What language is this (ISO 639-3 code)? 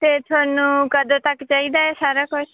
pan